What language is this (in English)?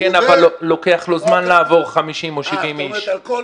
Hebrew